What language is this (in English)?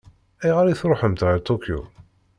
Kabyle